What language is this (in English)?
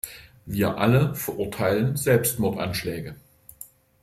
German